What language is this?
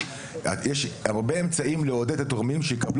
Hebrew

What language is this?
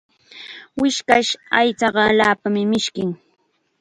Chiquián Ancash Quechua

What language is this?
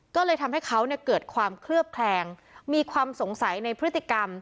Thai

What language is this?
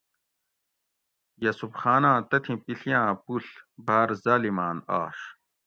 Gawri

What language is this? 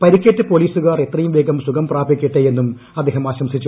Malayalam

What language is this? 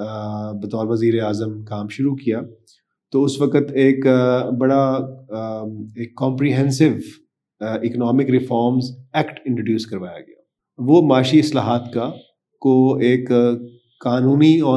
Urdu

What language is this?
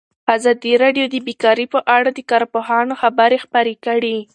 Pashto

